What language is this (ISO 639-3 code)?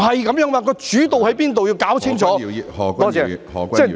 yue